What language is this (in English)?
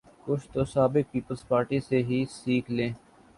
Urdu